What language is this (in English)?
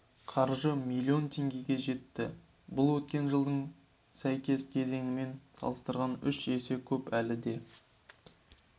Kazakh